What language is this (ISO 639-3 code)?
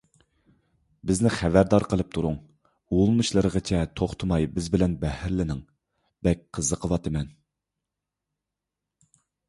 uig